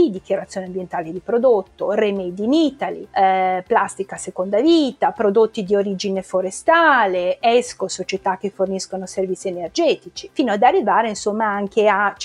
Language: Italian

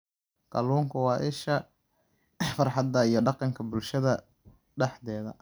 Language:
Somali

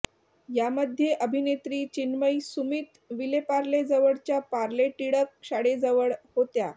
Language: Marathi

